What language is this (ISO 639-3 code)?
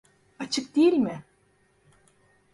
tur